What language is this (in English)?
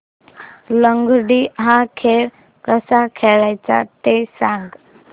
Marathi